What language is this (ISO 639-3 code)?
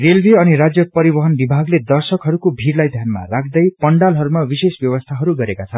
nep